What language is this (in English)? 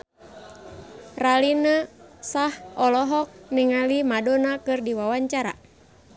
Sundanese